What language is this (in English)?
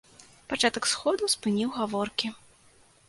Belarusian